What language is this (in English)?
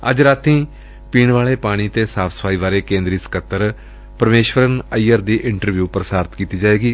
Punjabi